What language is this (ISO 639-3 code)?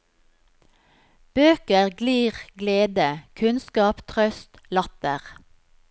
nor